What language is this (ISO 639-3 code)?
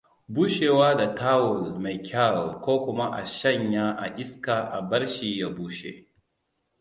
hau